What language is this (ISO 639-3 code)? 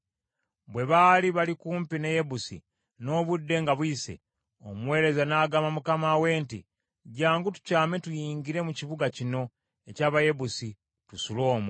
lug